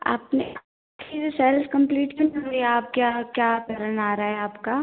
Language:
Hindi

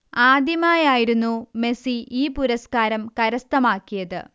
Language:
Malayalam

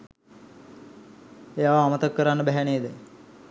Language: Sinhala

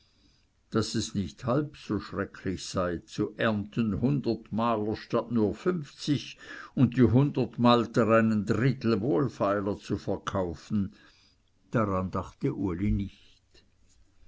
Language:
German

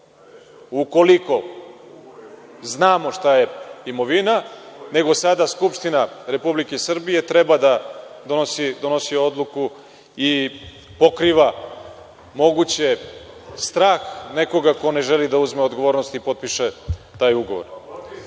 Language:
Serbian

